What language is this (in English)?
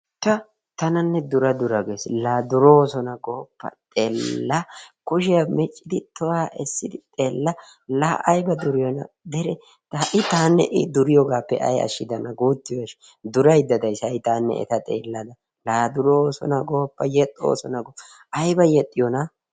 Wolaytta